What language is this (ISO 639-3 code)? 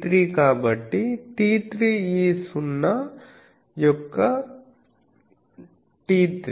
tel